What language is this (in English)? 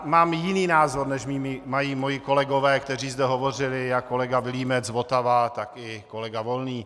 Czech